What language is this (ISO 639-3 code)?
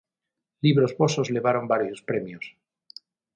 glg